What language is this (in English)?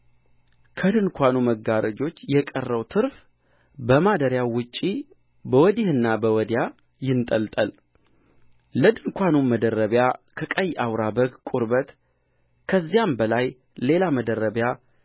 Amharic